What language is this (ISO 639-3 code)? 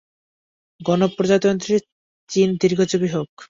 ben